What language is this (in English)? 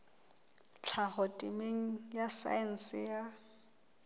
Southern Sotho